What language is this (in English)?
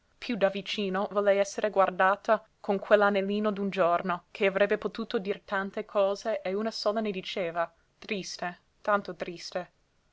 Italian